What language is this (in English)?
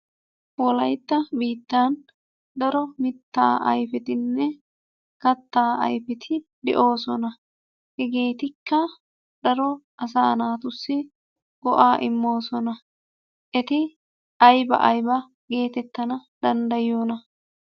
Wolaytta